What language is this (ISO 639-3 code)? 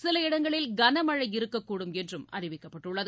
tam